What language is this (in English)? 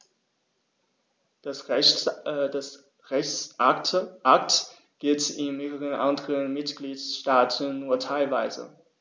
German